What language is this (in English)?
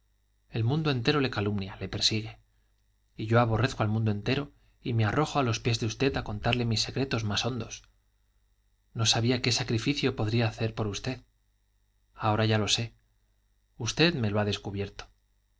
Spanish